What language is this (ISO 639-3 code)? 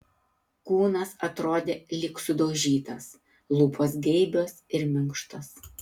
lit